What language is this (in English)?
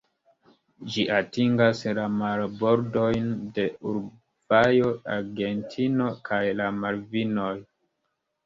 Esperanto